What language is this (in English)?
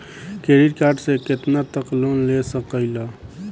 Bhojpuri